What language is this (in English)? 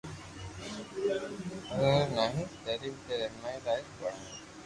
Loarki